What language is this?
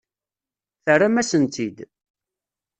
Kabyle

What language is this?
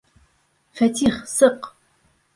Bashkir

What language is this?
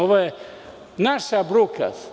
Serbian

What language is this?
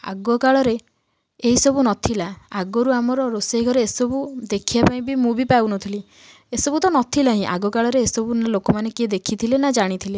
Odia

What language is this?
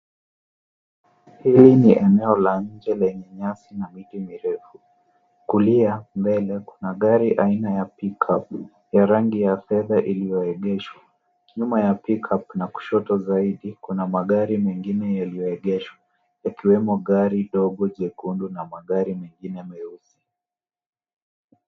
Swahili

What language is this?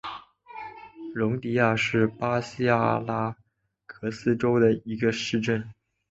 Chinese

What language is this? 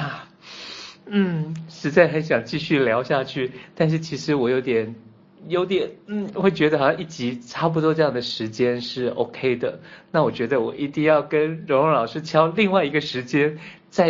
Chinese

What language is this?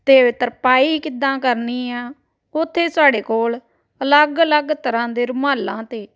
Punjabi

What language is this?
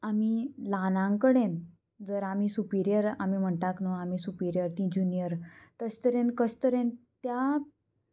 Konkani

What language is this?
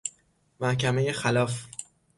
Persian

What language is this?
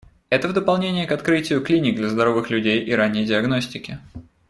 Russian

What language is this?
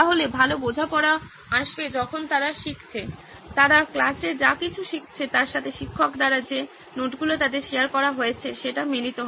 Bangla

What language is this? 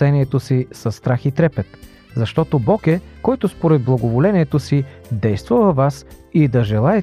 Bulgarian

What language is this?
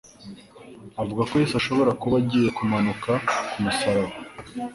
Kinyarwanda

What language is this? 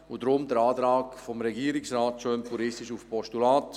Swiss German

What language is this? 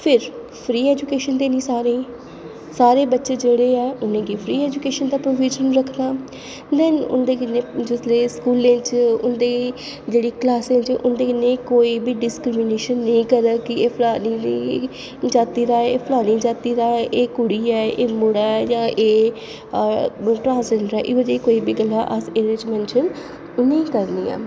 Dogri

